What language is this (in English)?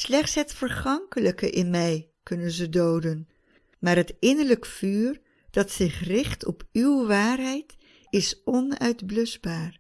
Dutch